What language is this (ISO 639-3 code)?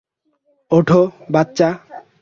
ben